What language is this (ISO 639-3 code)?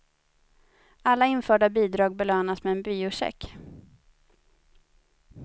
swe